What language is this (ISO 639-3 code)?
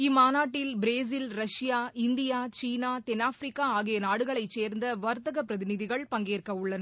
tam